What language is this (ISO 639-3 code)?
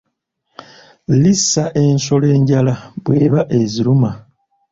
lug